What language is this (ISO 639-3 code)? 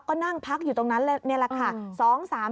tha